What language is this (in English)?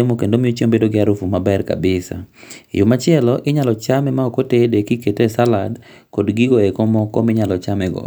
Luo (Kenya and Tanzania)